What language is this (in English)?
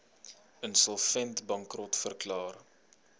Afrikaans